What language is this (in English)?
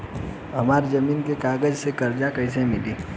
Bhojpuri